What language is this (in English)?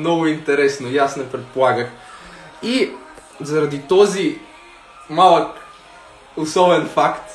Bulgarian